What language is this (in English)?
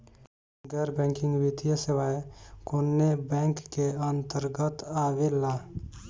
Bhojpuri